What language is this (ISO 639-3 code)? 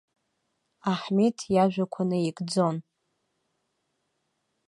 abk